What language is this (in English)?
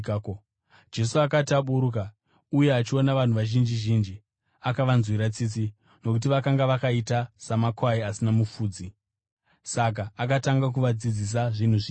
Shona